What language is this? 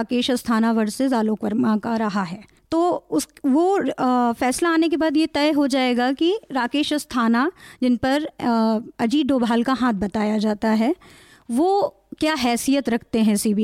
Hindi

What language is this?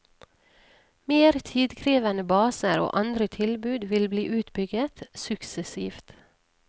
Norwegian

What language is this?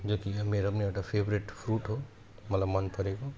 Nepali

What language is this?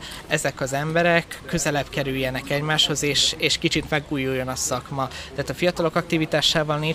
Hungarian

